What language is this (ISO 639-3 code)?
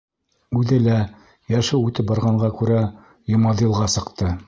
bak